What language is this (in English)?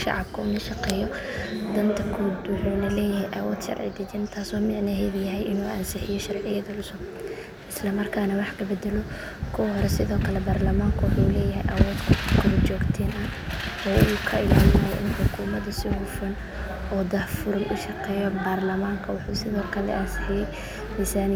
Somali